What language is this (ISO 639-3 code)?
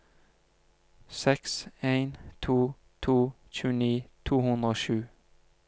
nor